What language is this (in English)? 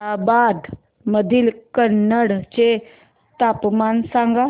Marathi